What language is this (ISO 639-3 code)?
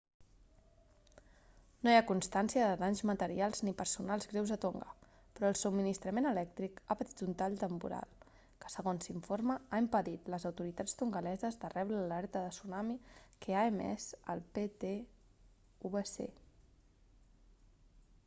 cat